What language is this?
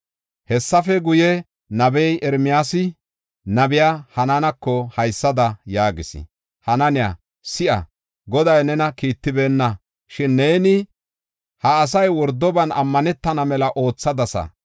Gofa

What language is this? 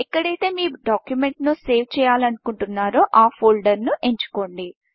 Telugu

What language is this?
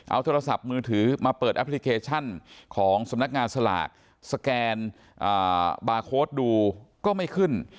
Thai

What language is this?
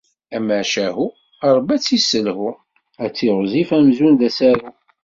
Kabyle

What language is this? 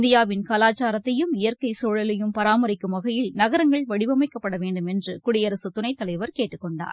Tamil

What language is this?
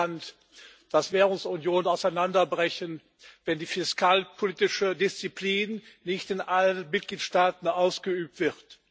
German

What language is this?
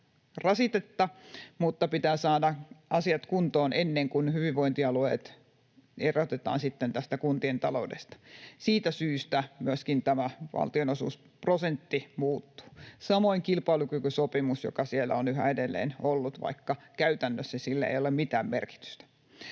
Finnish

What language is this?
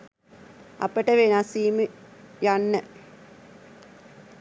Sinhala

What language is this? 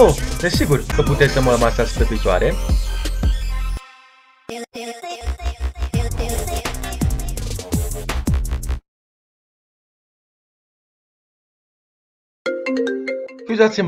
Romanian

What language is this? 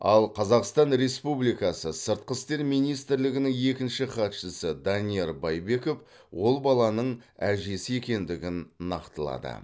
Kazakh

